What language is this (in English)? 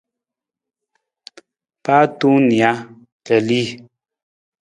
Nawdm